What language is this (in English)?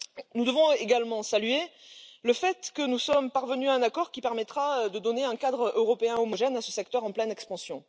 French